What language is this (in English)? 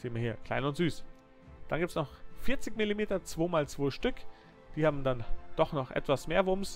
German